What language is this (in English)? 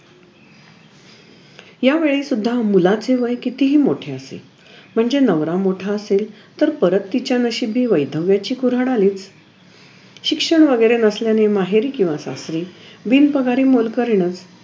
Marathi